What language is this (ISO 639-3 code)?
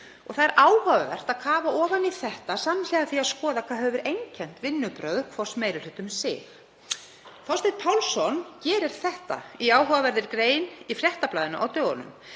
isl